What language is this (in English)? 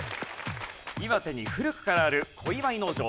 Japanese